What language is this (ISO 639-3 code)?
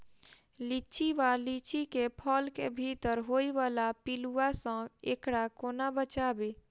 mai